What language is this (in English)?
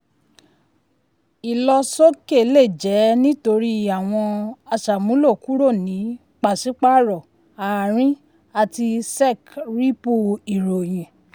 Yoruba